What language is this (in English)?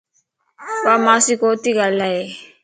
Lasi